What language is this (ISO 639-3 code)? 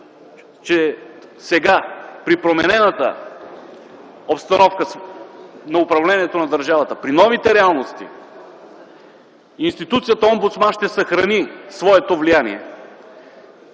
bul